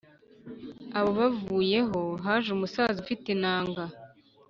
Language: Kinyarwanda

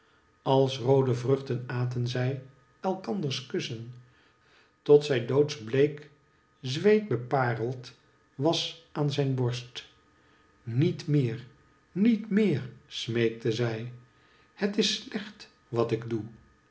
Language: Dutch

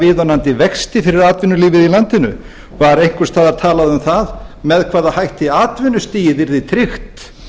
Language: Icelandic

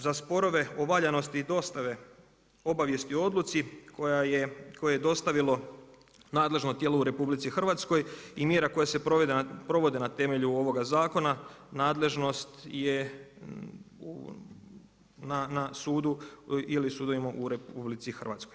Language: Croatian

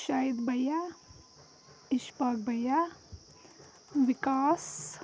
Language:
Kashmiri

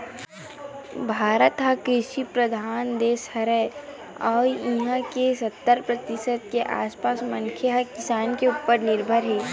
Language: Chhattisgarhi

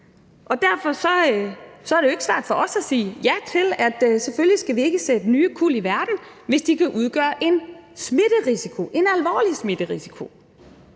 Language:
Danish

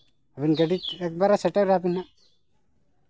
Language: Santali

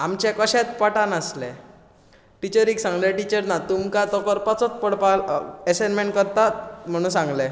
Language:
Konkani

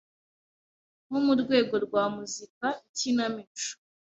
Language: Kinyarwanda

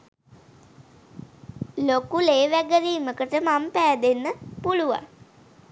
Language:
Sinhala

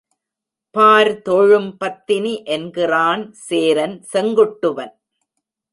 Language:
Tamil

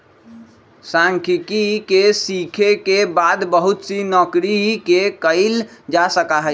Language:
Magahi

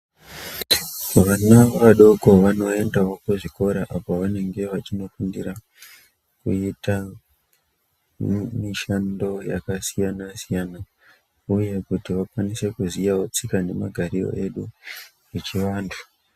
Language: Ndau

